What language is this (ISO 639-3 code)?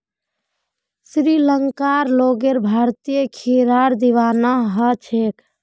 mag